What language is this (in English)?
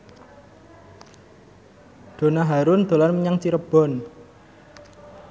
Javanese